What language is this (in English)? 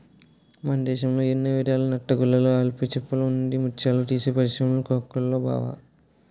Telugu